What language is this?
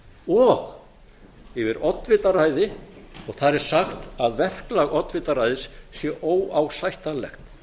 Icelandic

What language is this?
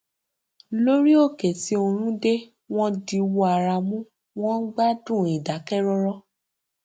Yoruba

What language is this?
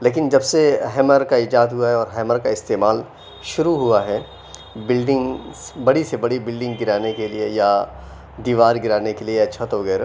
Urdu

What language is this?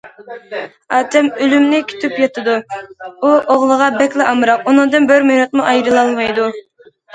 Uyghur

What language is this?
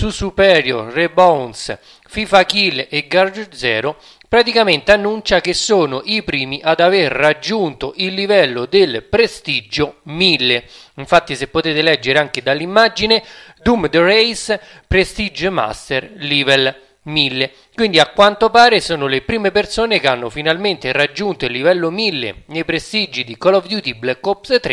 Italian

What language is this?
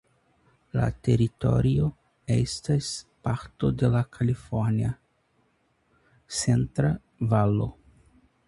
Esperanto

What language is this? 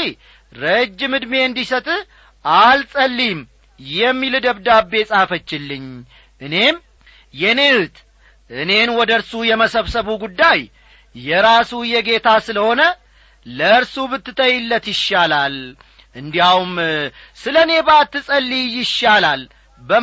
Amharic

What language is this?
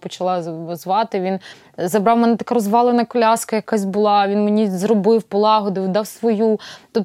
Ukrainian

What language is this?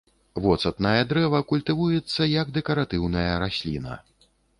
Belarusian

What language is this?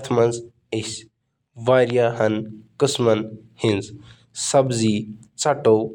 Kashmiri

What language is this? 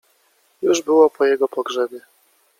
Polish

